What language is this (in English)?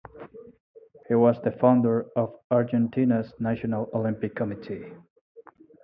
English